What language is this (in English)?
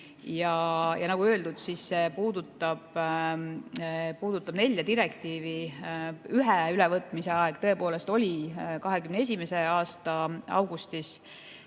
Estonian